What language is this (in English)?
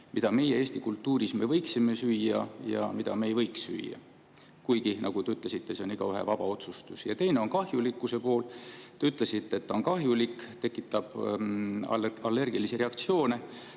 Estonian